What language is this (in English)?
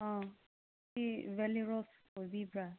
Manipuri